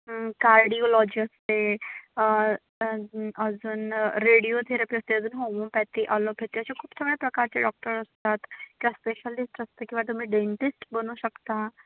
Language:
Marathi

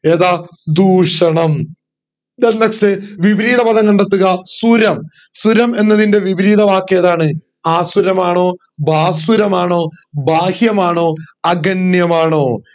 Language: Malayalam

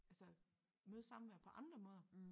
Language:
Danish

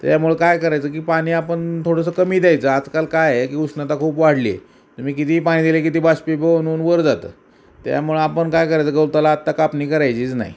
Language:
Marathi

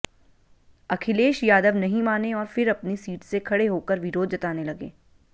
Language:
Hindi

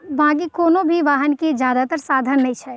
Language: Maithili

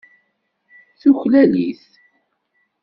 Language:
Kabyle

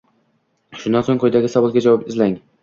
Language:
Uzbek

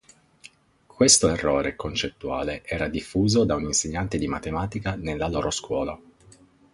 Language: Italian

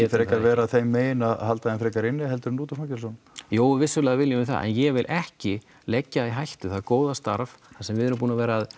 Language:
Icelandic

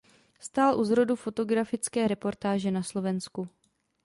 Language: Czech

